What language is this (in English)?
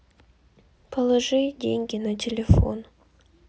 Russian